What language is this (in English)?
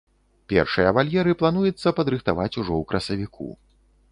Belarusian